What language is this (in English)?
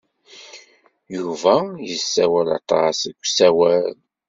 Kabyle